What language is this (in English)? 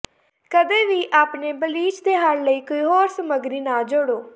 Punjabi